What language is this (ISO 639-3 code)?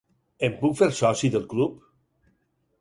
cat